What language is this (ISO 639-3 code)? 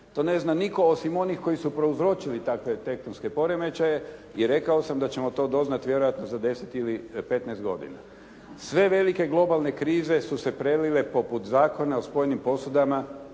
hrv